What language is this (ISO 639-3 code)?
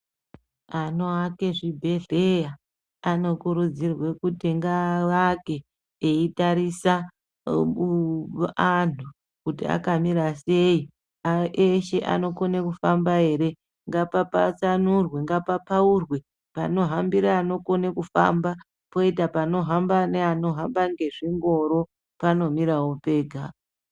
ndc